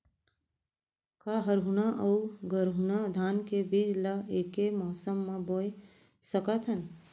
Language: Chhattisgarhi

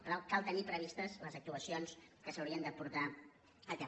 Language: Catalan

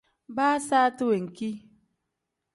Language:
Tem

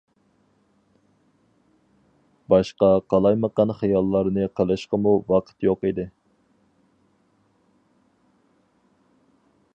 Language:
Uyghur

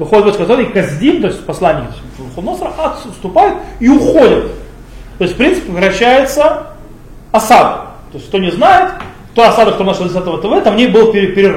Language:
Russian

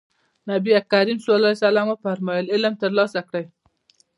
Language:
Pashto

